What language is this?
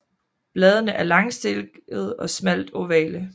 Danish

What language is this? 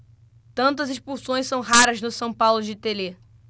Portuguese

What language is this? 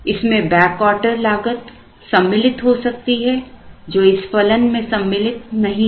Hindi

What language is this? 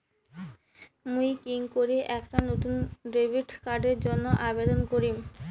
Bangla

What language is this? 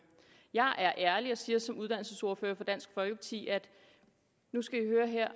Danish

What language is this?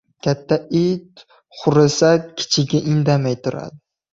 Uzbek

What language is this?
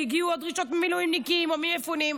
Hebrew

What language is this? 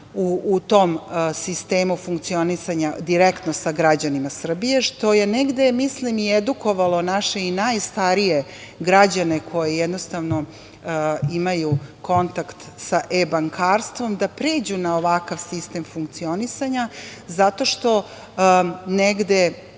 Serbian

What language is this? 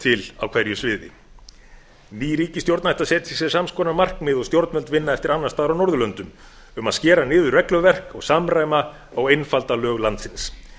Icelandic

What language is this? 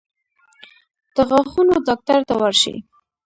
Pashto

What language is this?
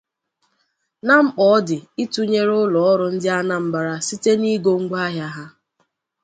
Igbo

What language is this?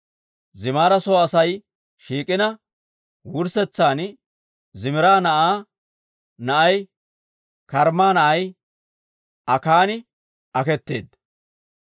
Dawro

